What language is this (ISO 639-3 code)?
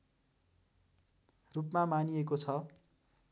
nep